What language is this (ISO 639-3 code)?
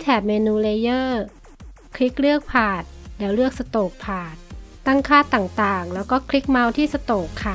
tha